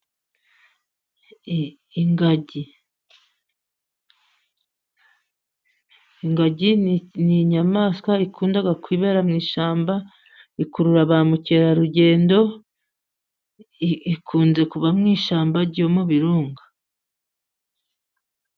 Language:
Kinyarwanda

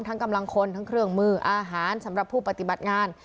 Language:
Thai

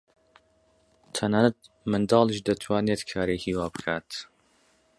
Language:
Central Kurdish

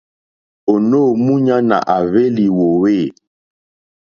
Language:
Mokpwe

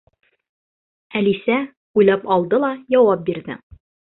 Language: Bashkir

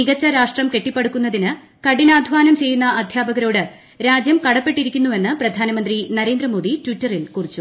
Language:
Malayalam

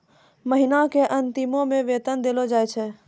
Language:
Maithili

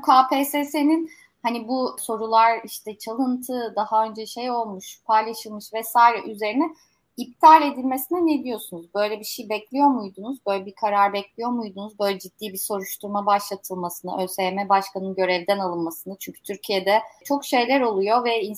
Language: Turkish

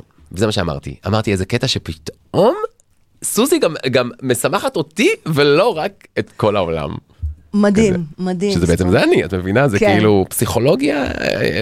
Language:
Hebrew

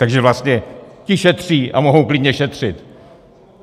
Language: Czech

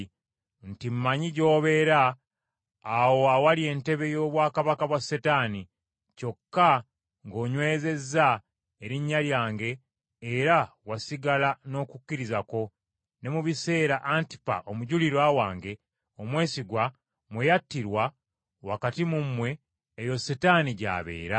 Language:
Ganda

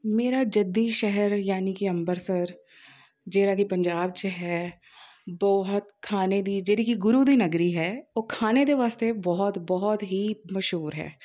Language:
Punjabi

